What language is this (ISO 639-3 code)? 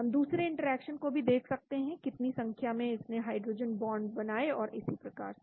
hin